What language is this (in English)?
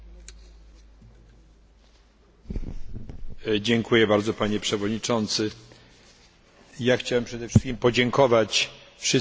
Polish